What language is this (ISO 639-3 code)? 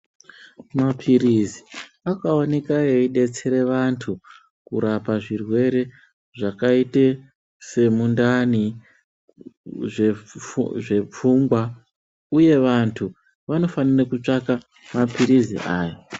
ndc